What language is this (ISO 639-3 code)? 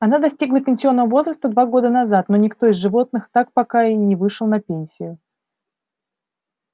rus